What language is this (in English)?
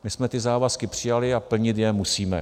Czech